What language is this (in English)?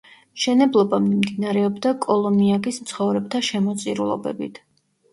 Georgian